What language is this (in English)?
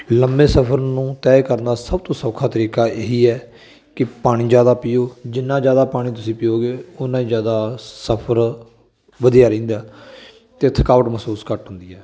Punjabi